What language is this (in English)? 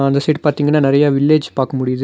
Tamil